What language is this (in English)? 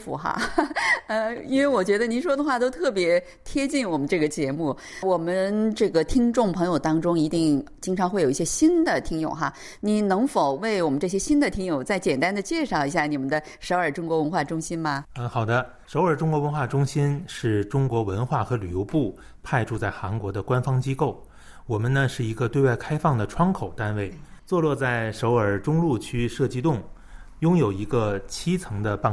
Chinese